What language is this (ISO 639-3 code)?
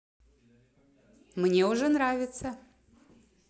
rus